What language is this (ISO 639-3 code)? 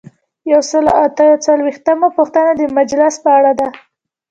pus